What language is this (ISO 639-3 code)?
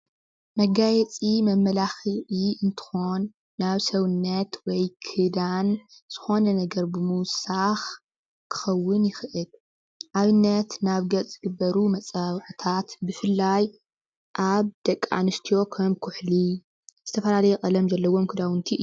tir